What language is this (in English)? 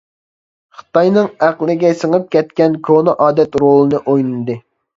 Uyghur